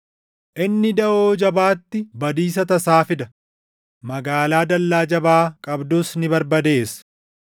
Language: Oromo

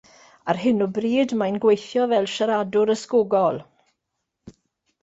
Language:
Welsh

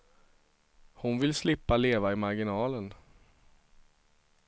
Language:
Swedish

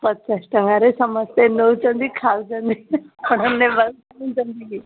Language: Odia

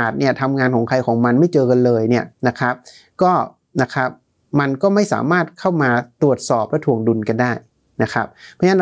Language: Thai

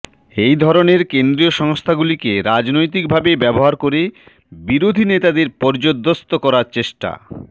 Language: Bangla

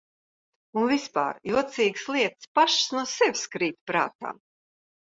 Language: Latvian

